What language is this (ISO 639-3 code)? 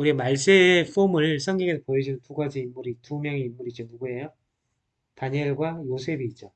kor